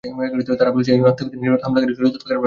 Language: Bangla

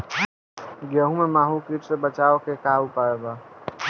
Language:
Bhojpuri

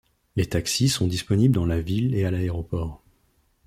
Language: French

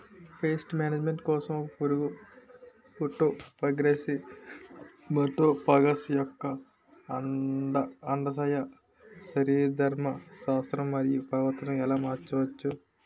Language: Telugu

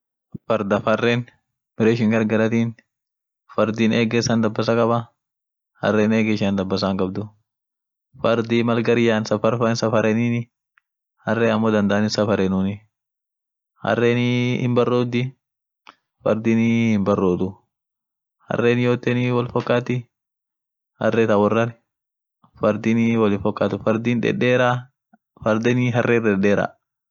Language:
Orma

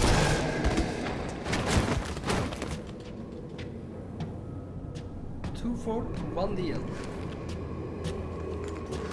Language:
Turkish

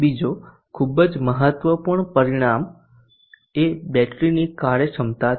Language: Gujarati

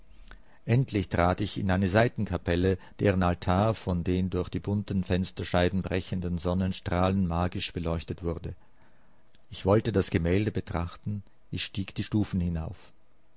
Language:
German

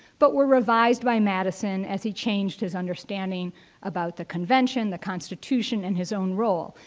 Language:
English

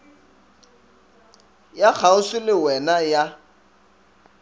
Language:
Northern Sotho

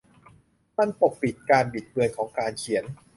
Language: Thai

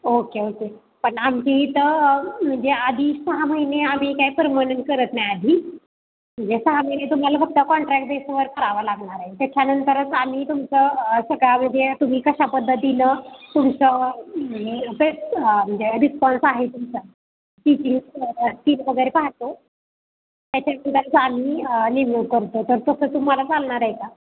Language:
Marathi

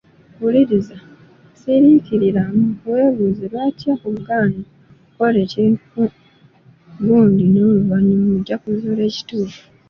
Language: Ganda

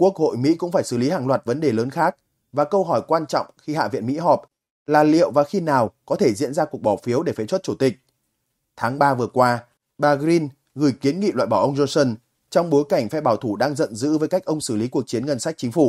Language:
Vietnamese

